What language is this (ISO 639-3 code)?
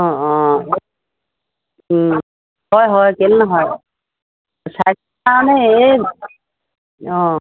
asm